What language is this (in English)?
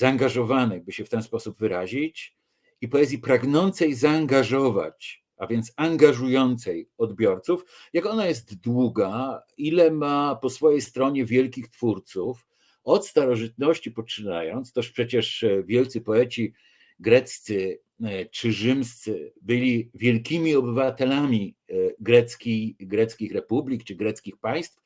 Polish